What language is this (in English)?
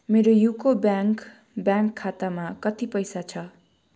Nepali